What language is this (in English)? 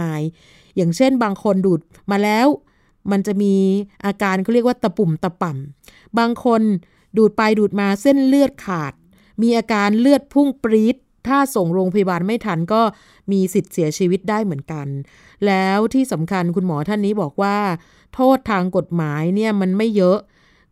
Thai